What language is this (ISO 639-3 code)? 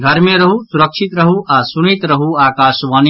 mai